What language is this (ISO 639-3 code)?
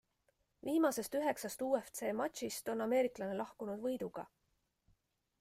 est